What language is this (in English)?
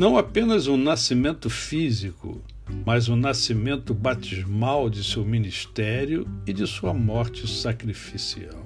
Portuguese